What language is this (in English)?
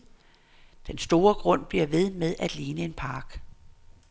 Danish